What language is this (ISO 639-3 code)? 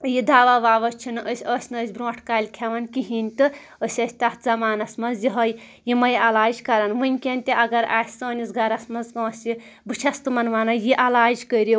kas